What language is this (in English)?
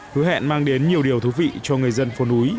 Vietnamese